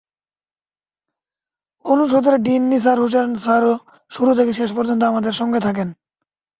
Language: Bangla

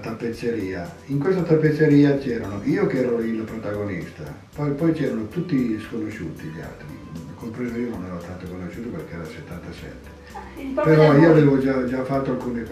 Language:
Italian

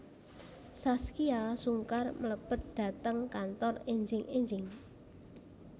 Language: Javanese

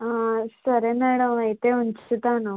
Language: Telugu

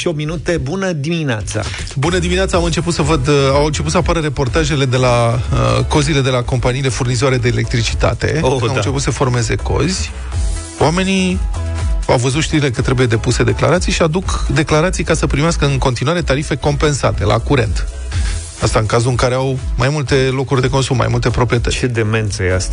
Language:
Romanian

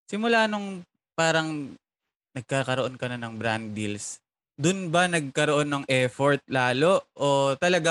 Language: Filipino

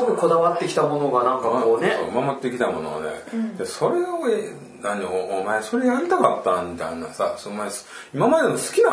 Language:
Japanese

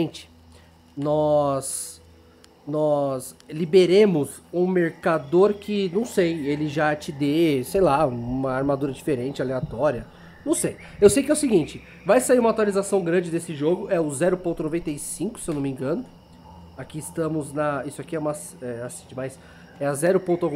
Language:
Portuguese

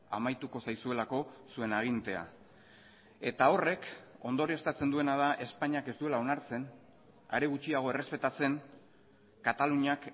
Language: Basque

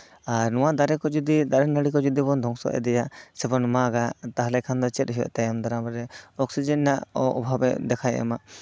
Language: Santali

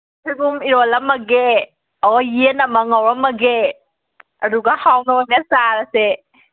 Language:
Manipuri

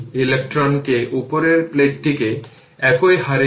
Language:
Bangla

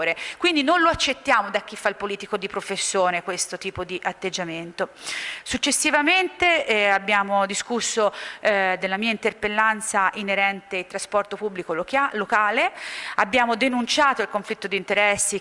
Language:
Italian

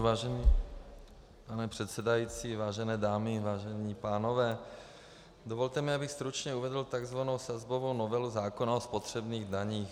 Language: Czech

